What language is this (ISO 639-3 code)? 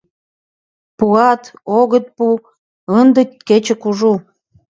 chm